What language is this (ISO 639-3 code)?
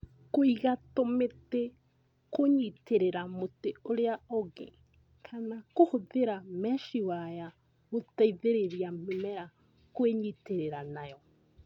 kik